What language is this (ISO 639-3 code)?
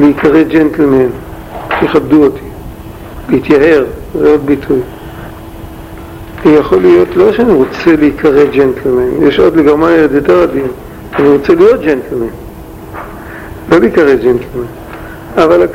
heb